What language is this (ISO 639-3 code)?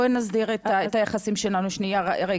heb